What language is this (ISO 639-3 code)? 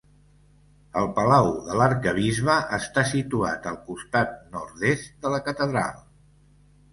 cat